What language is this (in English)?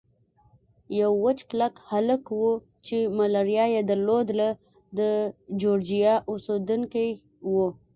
Pashto